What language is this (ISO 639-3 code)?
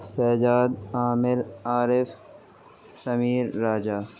urd